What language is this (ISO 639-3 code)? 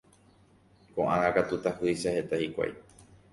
grn